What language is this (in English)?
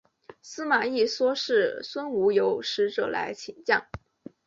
Chinese